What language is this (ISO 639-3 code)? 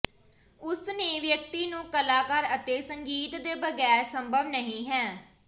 pan